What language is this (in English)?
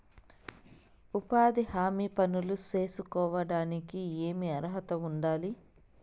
Telugu